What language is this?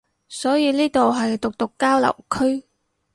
Cantonese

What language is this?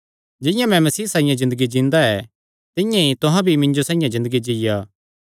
Kangri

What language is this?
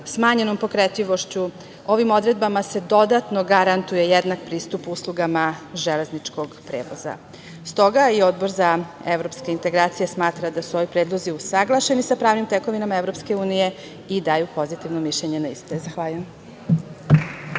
Serbian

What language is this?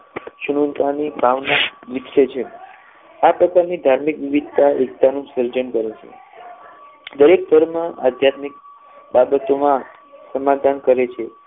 Gujarati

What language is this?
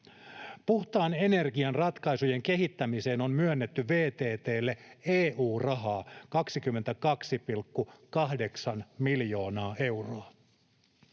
Finnish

